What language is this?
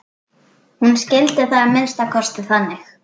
Icelandic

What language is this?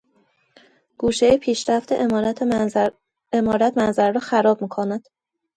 Persian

